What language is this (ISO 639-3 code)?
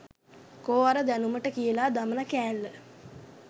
sin